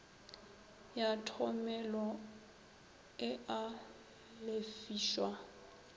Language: Northern Sotho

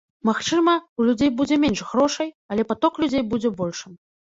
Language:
Belarusian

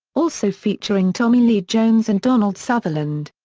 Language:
English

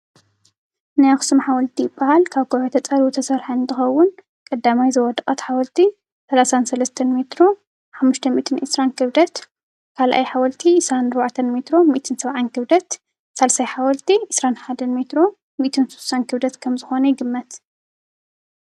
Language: Tigrinya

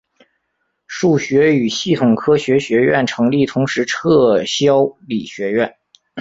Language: Chinese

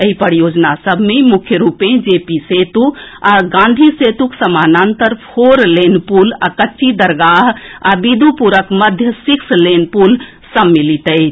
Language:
Maithili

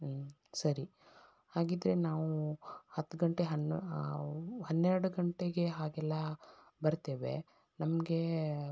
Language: Kannada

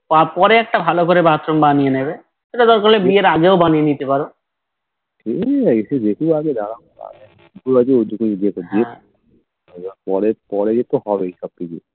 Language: Bangla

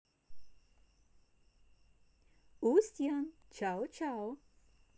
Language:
Russian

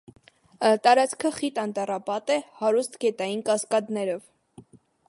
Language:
Armenian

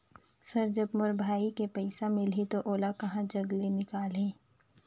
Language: Chhattisgarhi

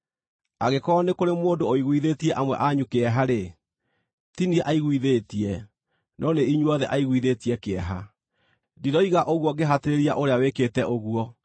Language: Kikuyu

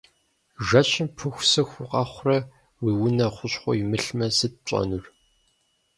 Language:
Kabardian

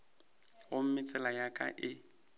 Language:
Northern Sotho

